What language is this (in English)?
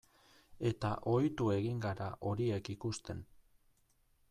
Basque